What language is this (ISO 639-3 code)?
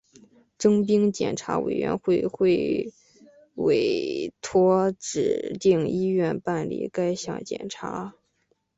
zho